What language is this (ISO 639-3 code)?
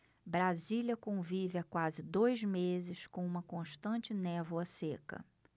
por